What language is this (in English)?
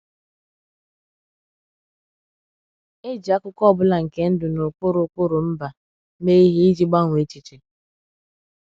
Igbo